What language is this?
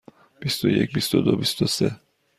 Persian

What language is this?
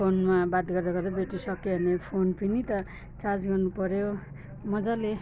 Nepali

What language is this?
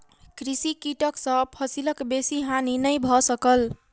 Maithili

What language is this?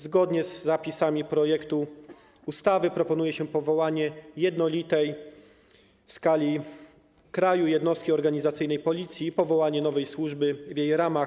Polish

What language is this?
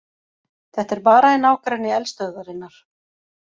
Icelandic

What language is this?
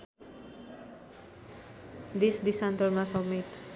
Nepali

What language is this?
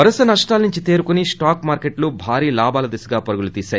Telugu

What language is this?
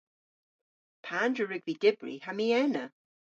Cornish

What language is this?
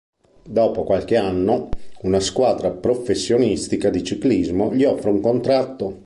Italian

